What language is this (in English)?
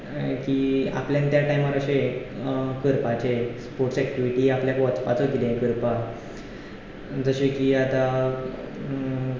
Konkani